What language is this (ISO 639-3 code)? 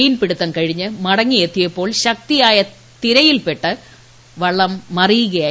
mal